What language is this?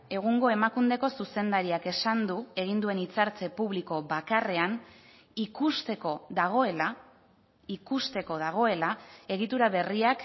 Basque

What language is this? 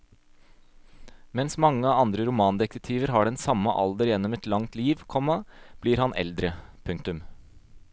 Norwegian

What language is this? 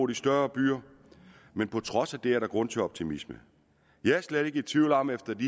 Danish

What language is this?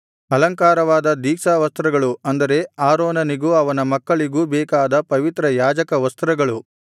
Kannada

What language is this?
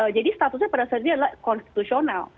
Indonesian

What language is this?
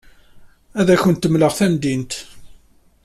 Kabyle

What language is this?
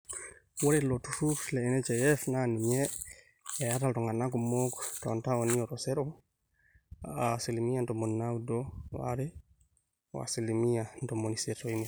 Masai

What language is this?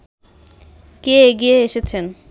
Bangla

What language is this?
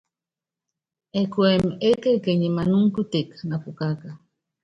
Yangben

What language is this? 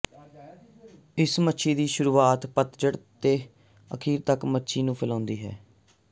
Punjabi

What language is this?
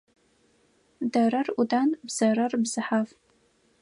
Adyghe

